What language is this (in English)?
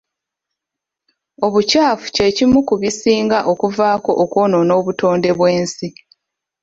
Ganda